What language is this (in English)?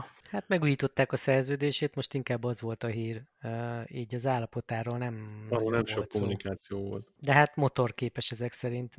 Hungarian